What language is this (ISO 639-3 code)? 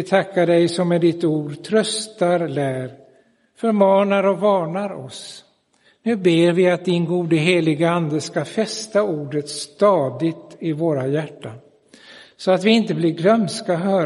swe